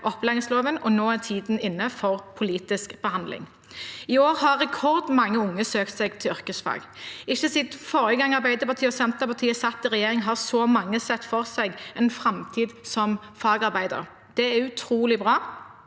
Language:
Norwegian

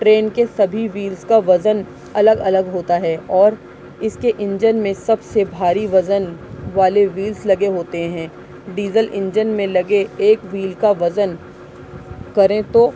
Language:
Urdu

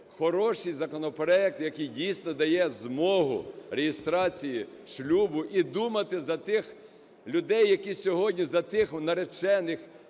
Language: Ukrainian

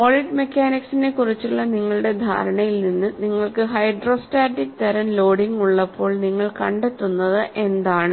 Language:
Malayalam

